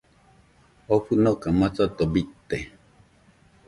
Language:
Nüpode Huitoto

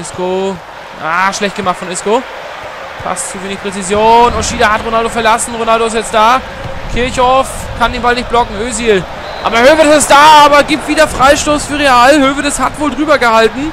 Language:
German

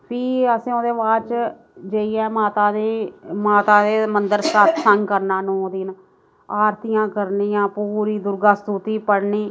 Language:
Dogri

